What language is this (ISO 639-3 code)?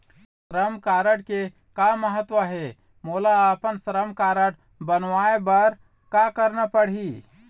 hne